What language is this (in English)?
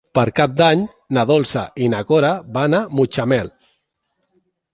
Catalan